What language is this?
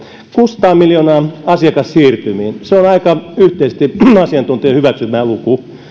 Finnish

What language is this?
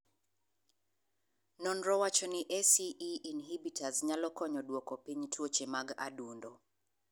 Luo (Kenya and Tanzania)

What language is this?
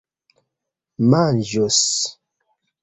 Esperanto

